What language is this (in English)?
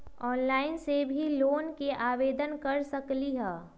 Magahi